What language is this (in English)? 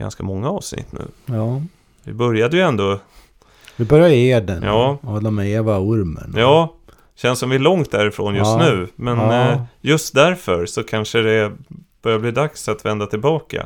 Swedish